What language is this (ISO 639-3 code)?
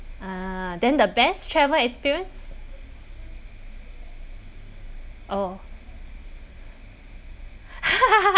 eng